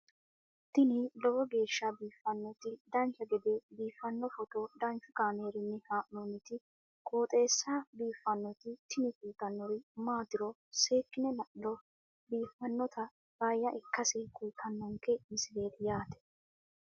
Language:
Sidamo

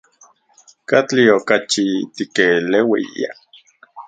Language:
Central Puebla Nahuatl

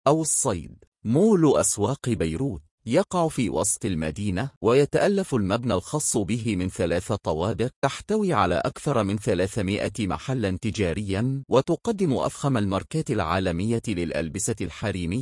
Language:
Arabic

